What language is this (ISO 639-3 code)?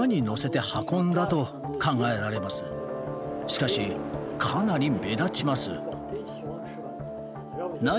jpn